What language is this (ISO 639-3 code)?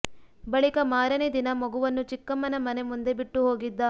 kan